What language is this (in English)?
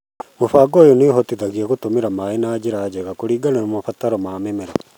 Kikuyu